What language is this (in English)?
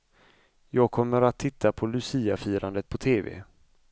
Swedish